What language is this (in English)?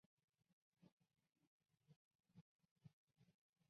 Chinese